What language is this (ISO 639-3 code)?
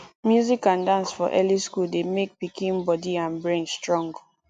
pcm